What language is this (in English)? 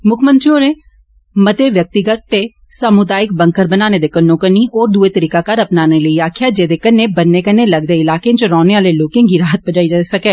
Dogri